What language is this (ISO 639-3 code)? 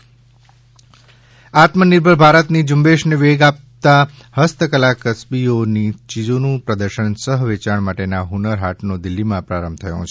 guj